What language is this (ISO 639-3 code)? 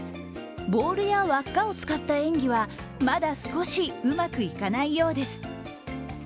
jpn